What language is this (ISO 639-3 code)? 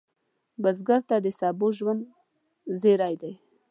pus